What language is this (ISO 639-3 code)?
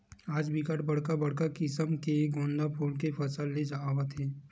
hne